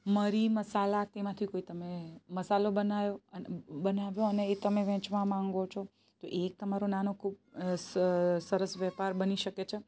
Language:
Gujarati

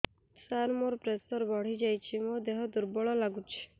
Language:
Odia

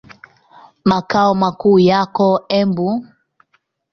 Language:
Swahili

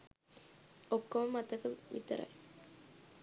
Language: Sinhala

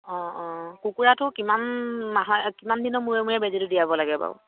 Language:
Assamese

